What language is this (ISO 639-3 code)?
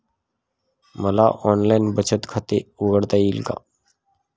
mar